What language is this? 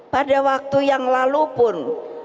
Indonesian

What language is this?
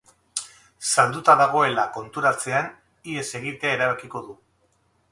Basque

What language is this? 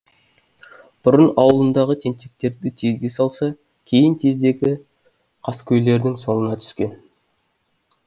Kazakh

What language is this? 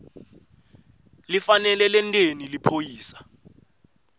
Swati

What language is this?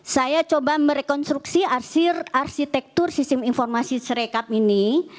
Indonesian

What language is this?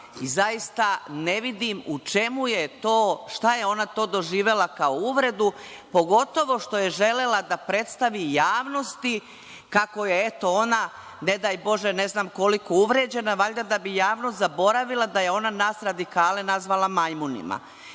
Serbian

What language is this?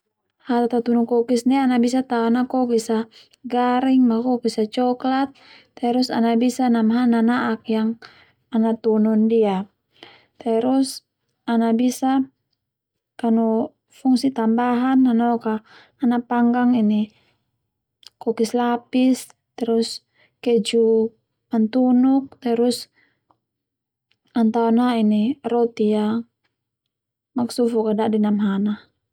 Termanu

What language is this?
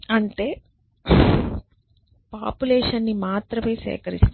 Telugu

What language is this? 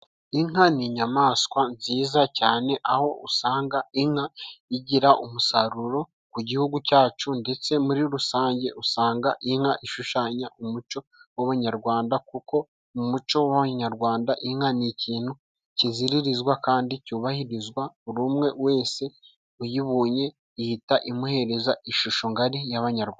Kinyarwanda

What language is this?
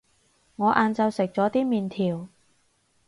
Cantonese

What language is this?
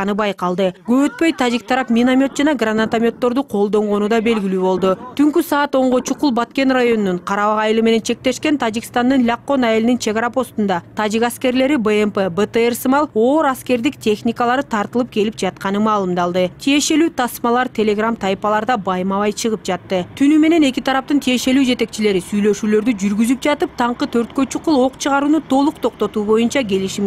Turkish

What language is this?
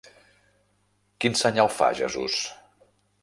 Catalan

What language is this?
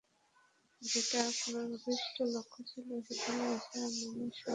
Bangla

